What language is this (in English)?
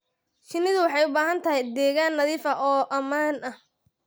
Somali